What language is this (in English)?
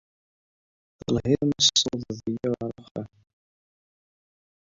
Kabyle